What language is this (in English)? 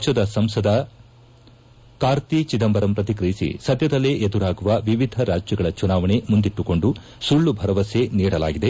Kannada